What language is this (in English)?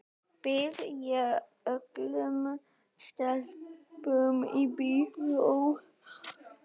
Icelandic